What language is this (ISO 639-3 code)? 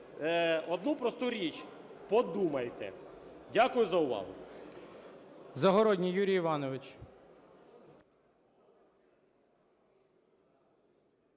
ukr